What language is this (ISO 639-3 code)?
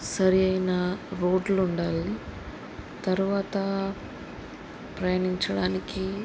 tel